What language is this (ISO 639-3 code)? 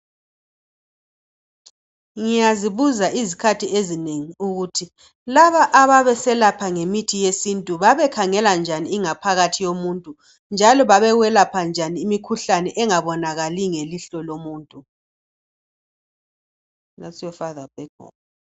nde